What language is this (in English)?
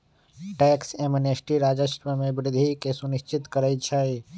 Magahi